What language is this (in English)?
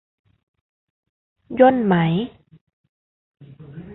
Thai